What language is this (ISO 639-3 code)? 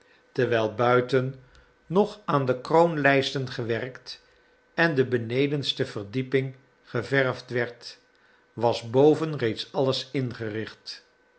nld